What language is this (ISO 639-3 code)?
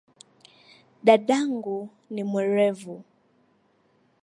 swa